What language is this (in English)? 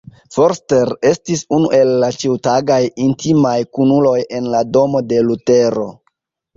Esperanto